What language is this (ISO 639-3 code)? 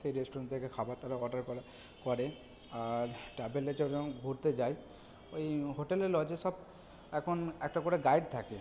ben